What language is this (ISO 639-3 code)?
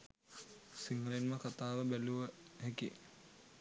sin